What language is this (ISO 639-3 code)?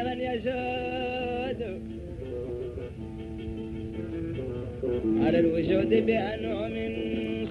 ara